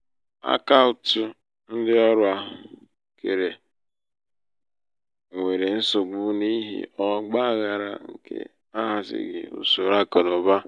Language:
Igbo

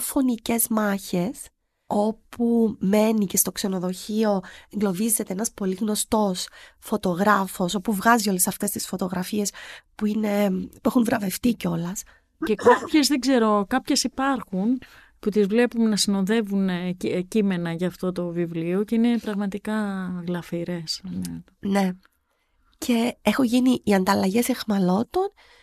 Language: Greek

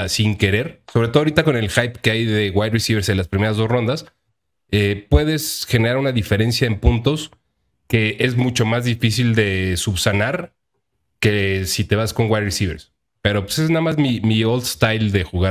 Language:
Spanish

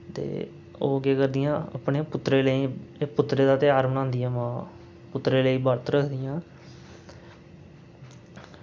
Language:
Dogri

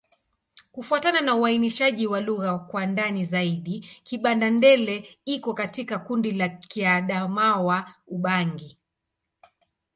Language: Swahili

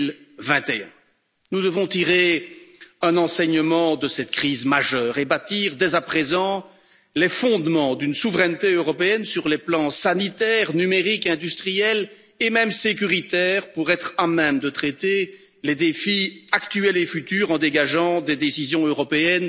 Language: French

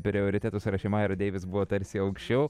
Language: Lithuanian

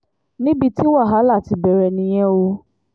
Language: Yoruba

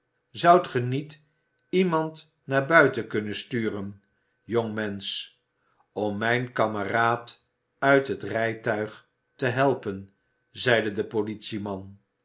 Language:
Dutch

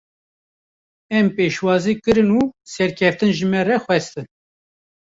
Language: Kurdish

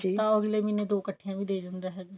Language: Punjabi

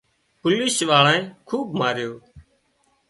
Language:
Wadiyara Koli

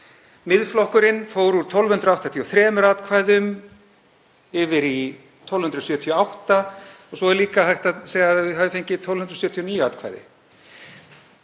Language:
Icelandic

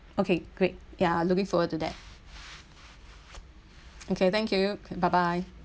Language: English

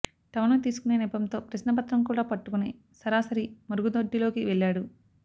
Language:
Telugu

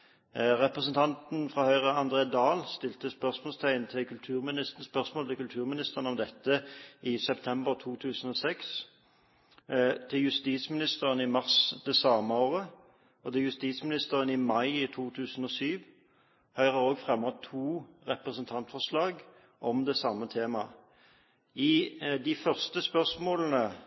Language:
Norwegian Bokmål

